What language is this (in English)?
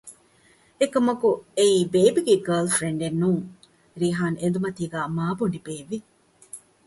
Divehi